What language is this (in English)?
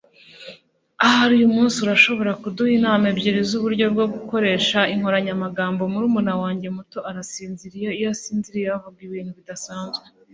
Kinyarwanda